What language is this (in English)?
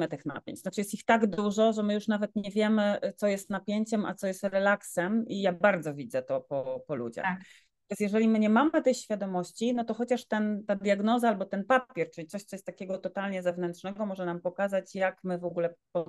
Polish